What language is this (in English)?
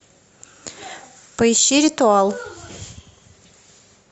Russian